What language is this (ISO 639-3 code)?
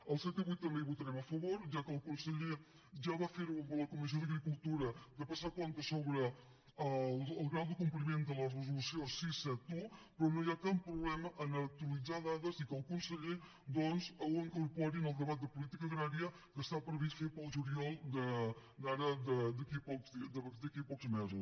cat